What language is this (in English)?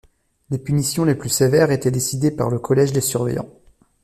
French